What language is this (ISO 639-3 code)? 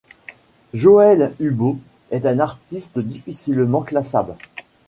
fra